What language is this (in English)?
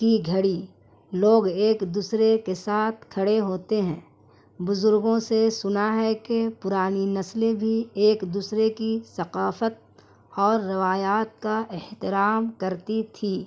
Urdu